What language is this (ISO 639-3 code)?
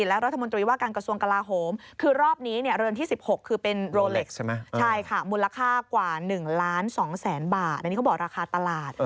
tha